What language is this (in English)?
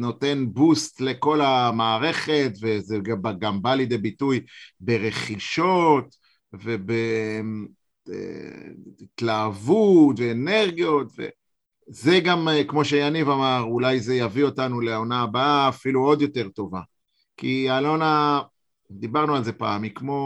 Hebrew